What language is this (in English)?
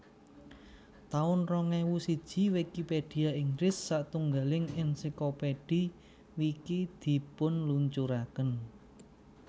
Javanese